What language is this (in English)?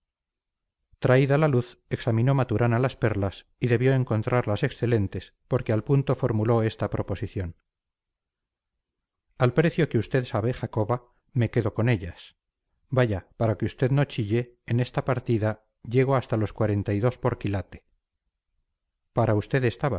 Spanish